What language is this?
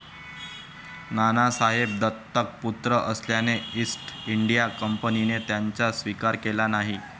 Marathi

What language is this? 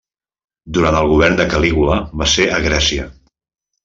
Catalan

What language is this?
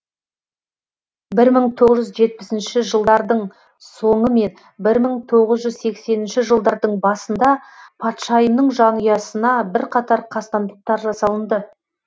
Kazakh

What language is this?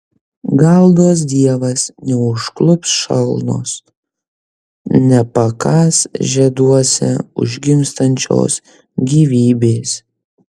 Lithuanian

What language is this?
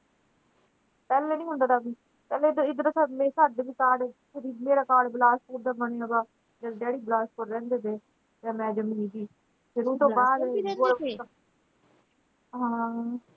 Punjabi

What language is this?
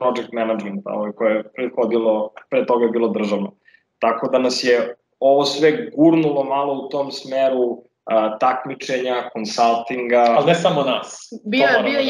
Croatian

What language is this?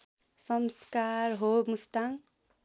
Nepali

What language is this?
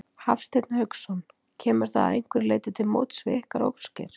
Icelandic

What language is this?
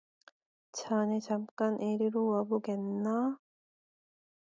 Korean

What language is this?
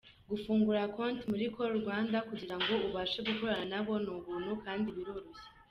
Kinyarwanda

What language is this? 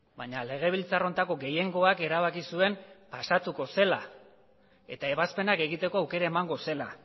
Basque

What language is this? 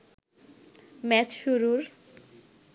Bangla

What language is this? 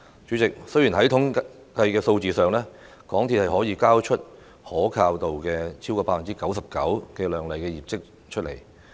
Cantonese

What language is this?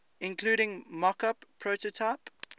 English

